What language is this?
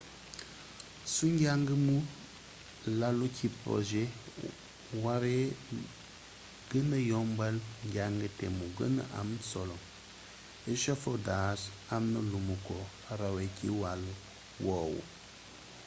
Wolof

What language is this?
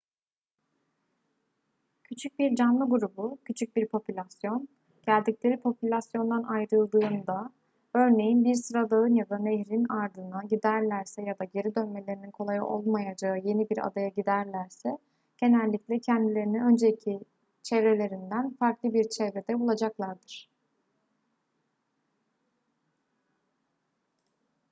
Turkish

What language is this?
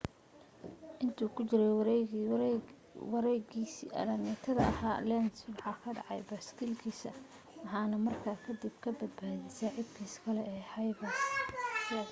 Somali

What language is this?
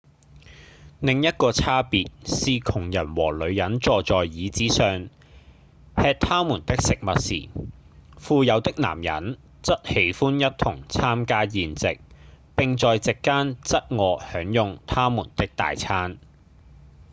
Cantonese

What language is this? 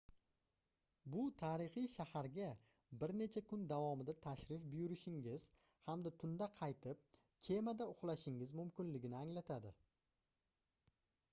Uzbek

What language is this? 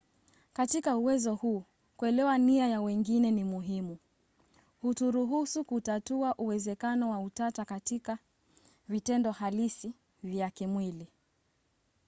Swahili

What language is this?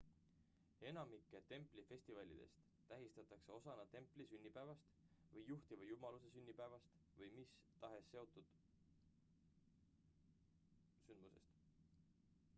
Estonian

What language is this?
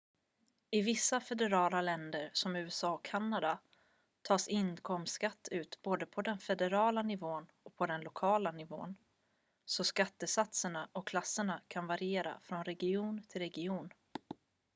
Swedish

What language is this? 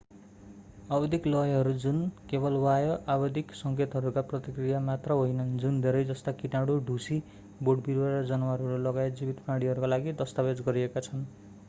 Nepali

